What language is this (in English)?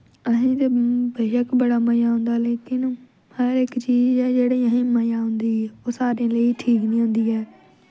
Dogri